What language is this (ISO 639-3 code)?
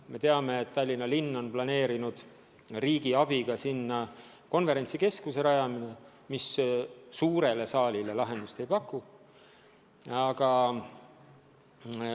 est